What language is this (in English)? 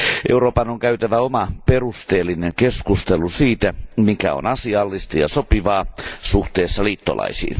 Finnish